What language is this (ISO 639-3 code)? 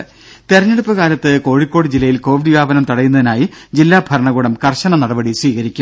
mal